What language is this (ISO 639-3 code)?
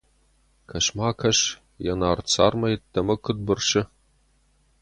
oss